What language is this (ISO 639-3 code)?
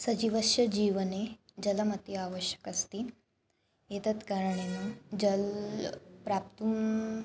san